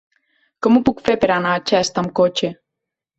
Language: Catalan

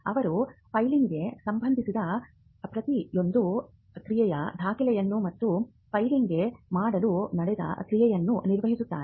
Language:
Kannada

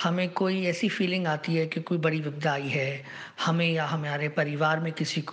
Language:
Hindi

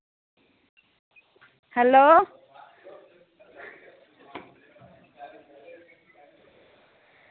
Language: Dogri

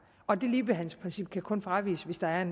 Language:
Danish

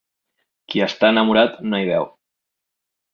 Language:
Catalan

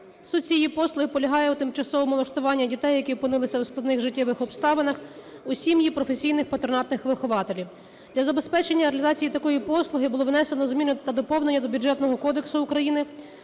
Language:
Ukrainian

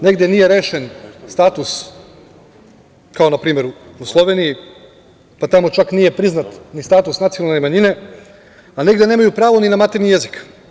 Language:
Serbian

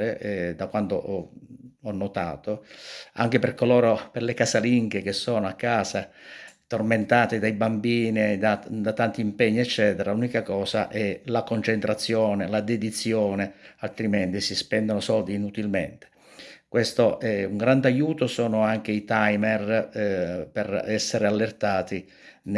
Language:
Italian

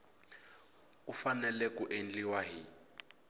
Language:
Tsonga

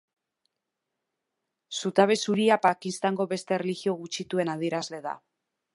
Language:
Basque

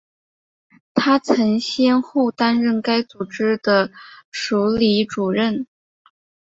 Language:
Chinese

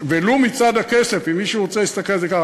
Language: Hebrew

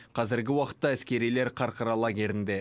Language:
Kazakh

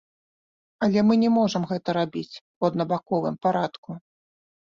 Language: Belarusian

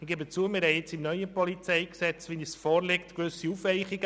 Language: Swiss German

